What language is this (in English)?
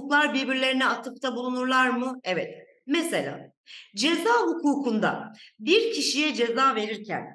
Turkish